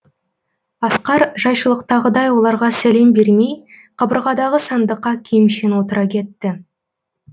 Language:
Kazakh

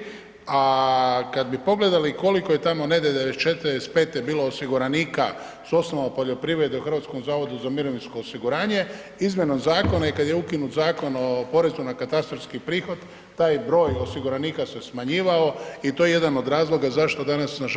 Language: Croatian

